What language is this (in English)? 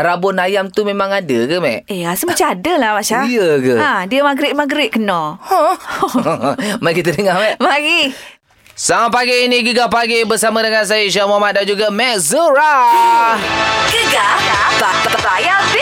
Malay